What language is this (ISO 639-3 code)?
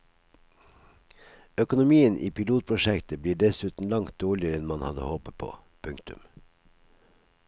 nor